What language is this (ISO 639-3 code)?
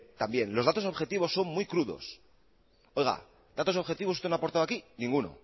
spa